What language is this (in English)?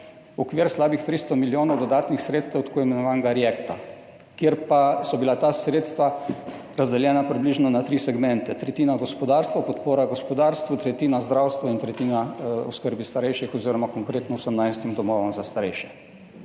Slovenian